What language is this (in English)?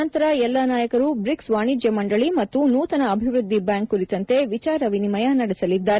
Kannada